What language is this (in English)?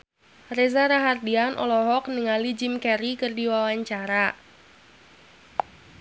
Sundanese